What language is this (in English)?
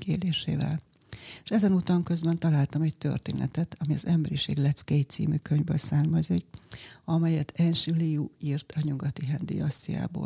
Hungarian